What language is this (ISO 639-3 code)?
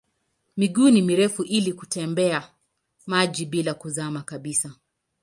swa